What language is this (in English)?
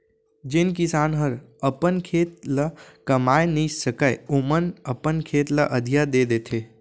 Chhattisgarhi